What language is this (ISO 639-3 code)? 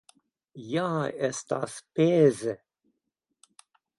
epo